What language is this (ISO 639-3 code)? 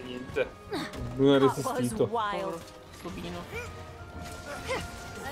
ita